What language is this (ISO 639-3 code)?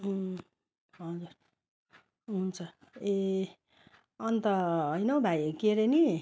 nep